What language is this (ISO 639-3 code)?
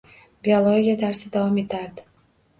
uzb